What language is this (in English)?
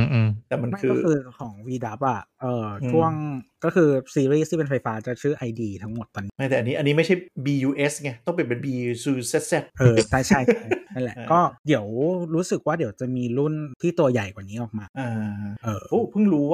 Thai